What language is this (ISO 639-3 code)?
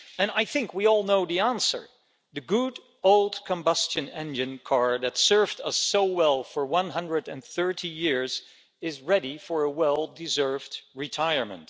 eng